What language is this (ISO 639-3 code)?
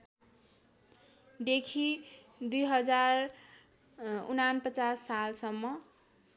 nep